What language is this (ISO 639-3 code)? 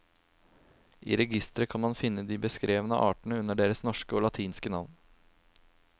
nor